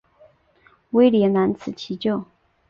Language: Chinese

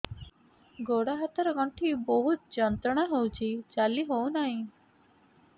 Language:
Odia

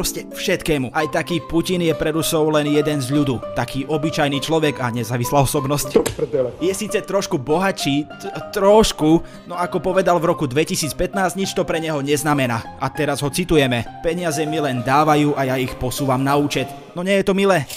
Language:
Slovak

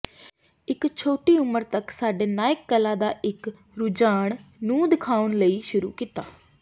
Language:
Punjabi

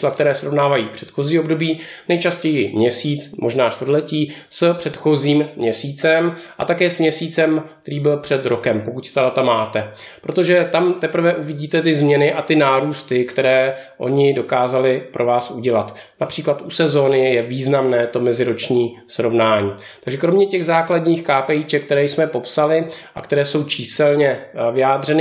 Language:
Czech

